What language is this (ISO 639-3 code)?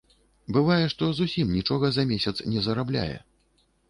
bel